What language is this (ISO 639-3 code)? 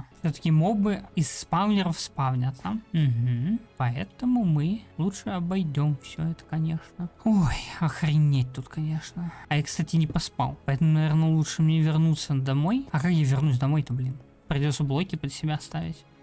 rus